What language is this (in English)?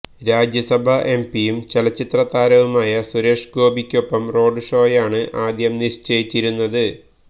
Malayalam